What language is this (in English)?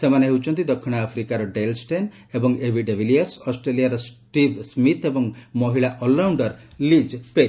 Odia